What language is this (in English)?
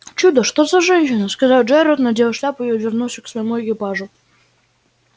Russian